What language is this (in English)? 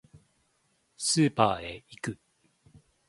Japanese